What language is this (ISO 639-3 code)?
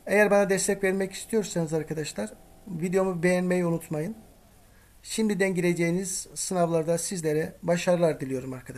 tur